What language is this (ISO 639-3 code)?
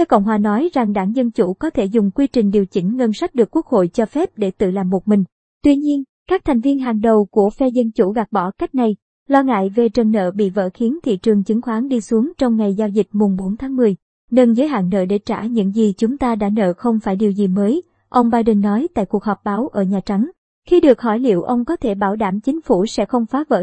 vie